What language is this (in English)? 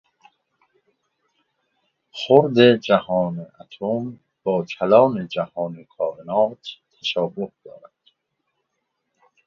Persian